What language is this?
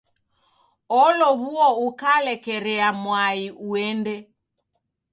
Taita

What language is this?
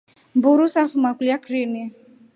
Rombo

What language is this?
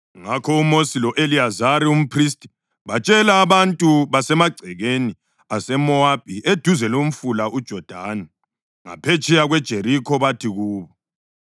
North Ndebele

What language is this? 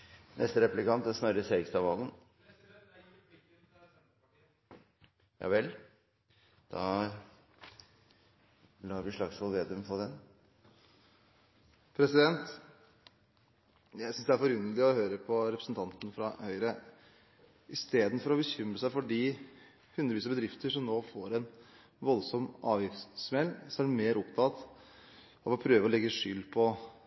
Norwegian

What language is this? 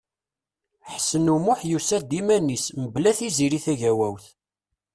Kabyle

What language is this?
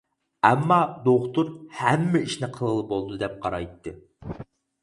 Uyghur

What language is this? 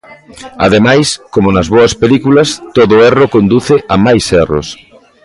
Galician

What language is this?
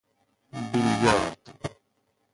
Persian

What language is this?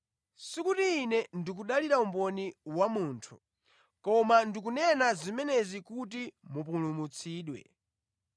Nyanja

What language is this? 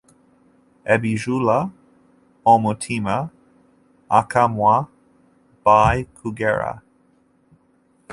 Ganda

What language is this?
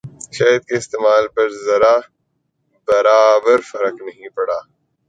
Urdu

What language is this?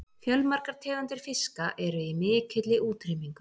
Icelandic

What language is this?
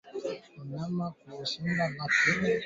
Swahili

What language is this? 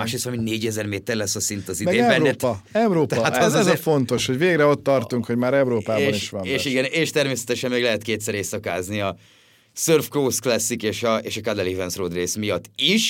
Hungarian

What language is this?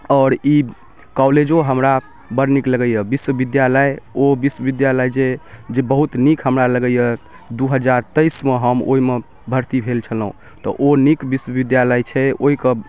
Maithili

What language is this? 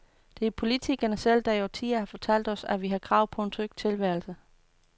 Danish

